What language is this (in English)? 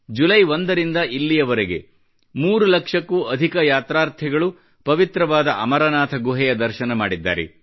Kannada